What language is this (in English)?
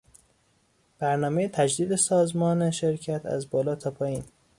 Persian